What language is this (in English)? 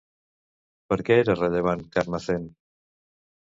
Catalan